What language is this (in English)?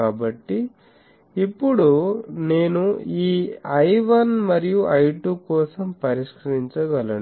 Telugu